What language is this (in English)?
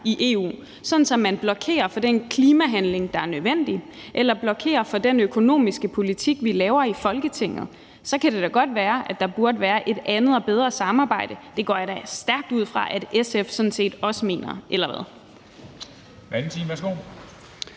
Danish